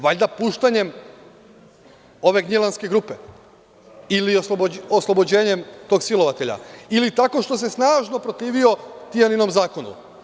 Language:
Serbian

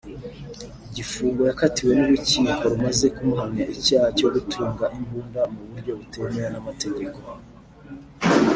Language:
Kinyarwanda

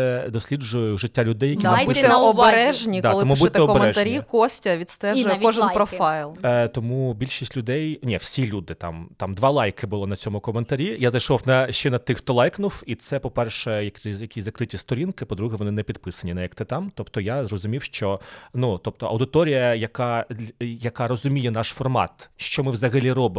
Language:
Ukrainian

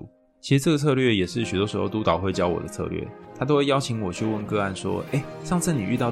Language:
Chinese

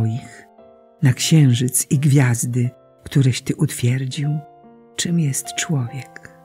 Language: Polish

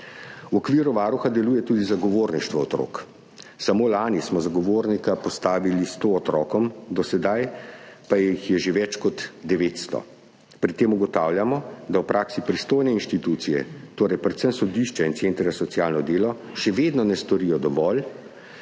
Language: Slovenian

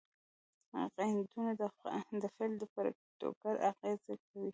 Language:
Pashto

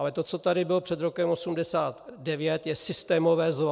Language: Czech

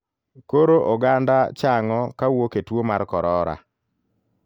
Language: Luo (Kenya and Tanzania)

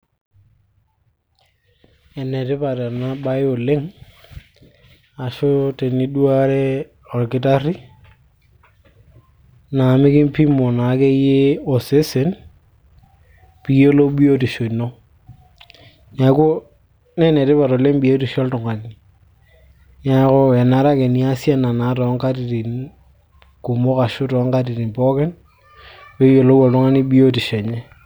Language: Masai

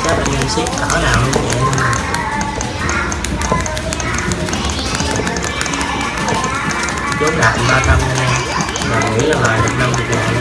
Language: Vietnamese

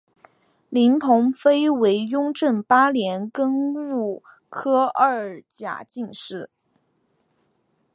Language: Chinese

